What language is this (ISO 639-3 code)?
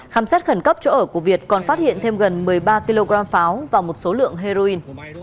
vie